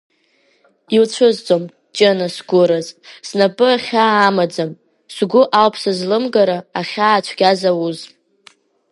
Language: Abkhazian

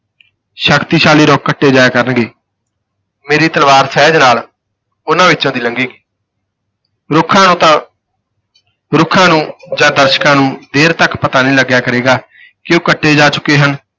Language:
Punjabi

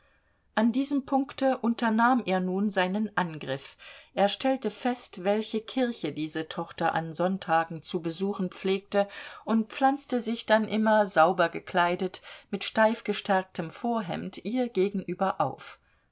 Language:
German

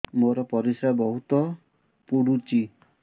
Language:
Odia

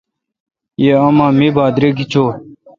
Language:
Kalkoti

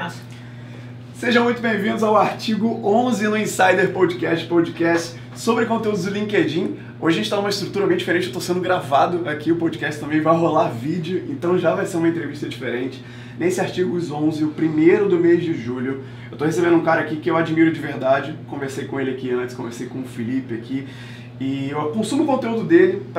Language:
Portuguese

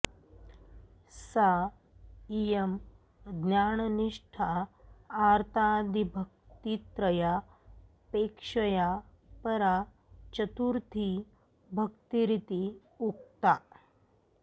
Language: Sanskrit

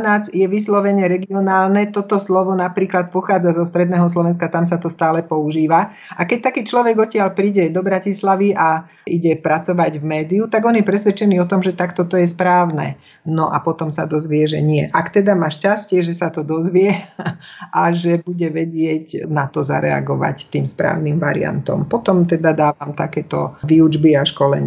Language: Slovak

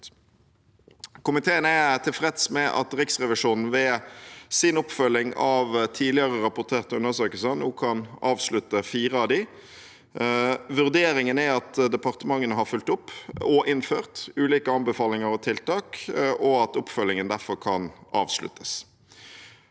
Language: Norwegian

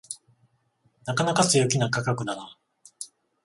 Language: Japanese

